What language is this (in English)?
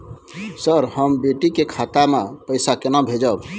Maithili